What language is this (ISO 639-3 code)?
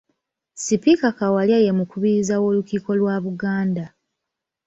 lug